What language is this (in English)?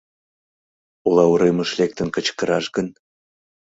Mari